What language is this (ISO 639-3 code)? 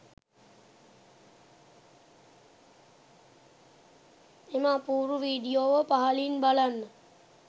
sin